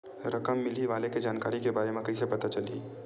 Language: Chhattisgarhi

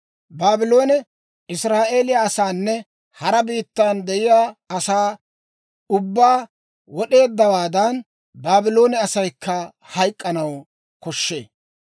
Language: Dawro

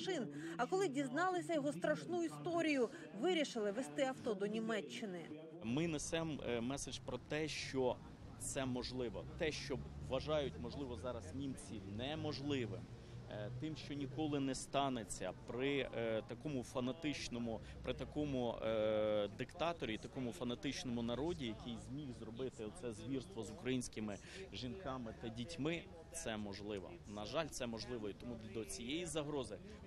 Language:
Ukrainian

